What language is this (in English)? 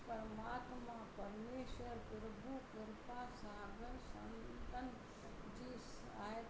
Sindhi